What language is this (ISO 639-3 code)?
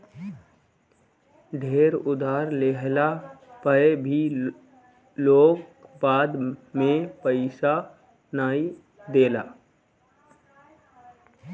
bho